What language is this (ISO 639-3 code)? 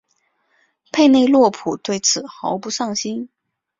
zho